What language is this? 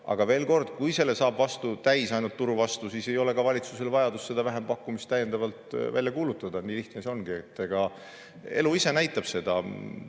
Estonian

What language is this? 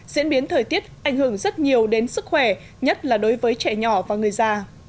Vietnamese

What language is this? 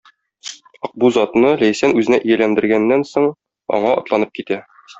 Tatar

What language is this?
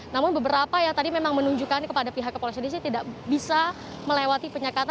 Indonesian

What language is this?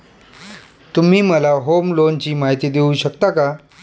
Marathi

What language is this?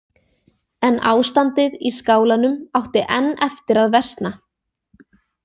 Icelandic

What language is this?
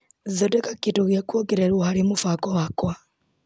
Kikuyu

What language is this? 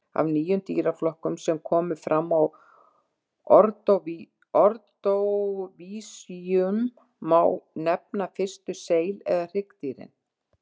Icelandic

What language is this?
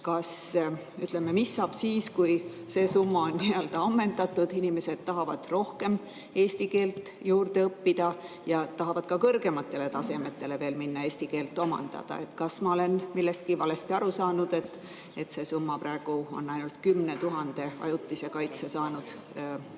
Estonian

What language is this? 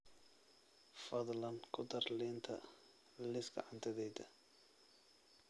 Somali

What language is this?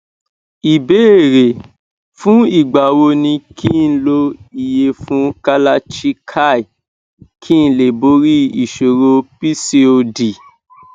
Yoruba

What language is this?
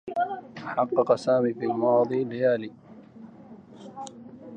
Arabic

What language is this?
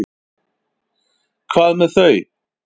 Icelandic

